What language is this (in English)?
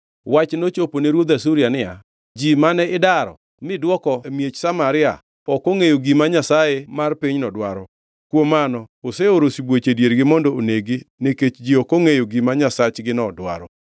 Luo (Kenya and Tanzania)